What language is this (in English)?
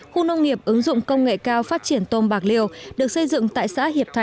Vietnamese